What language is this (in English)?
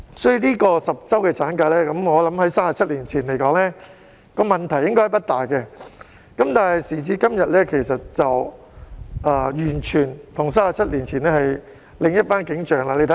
Cantonese